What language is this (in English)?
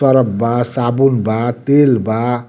Bhojpuri